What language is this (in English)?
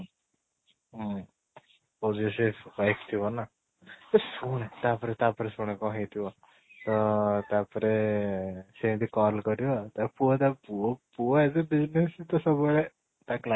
Odia